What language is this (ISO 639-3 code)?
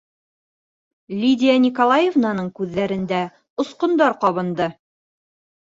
bak